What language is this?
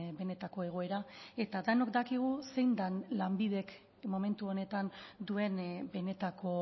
Basque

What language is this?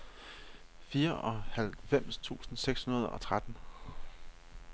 Danish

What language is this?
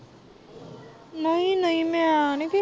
Punjabi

